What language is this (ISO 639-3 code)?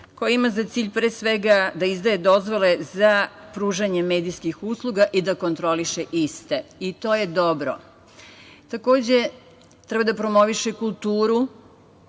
srp